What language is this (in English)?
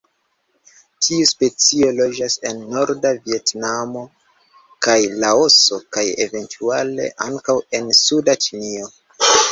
Esperanto